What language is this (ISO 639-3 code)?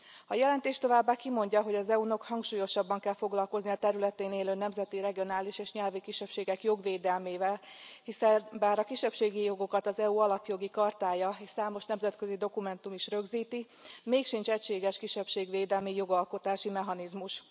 hun